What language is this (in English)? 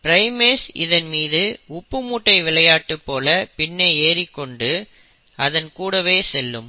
Tamil